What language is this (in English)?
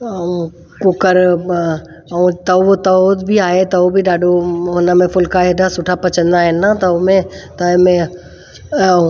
Sindhi